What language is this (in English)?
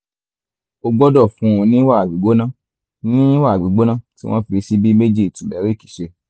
Yoruba